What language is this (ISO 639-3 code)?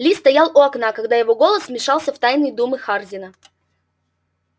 rus